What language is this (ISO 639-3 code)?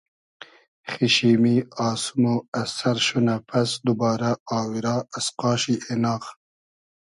haz